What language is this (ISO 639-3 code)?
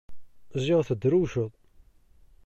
kab